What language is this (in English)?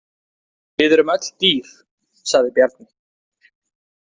Icelandic